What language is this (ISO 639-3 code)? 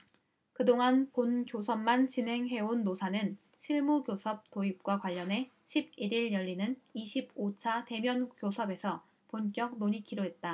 kor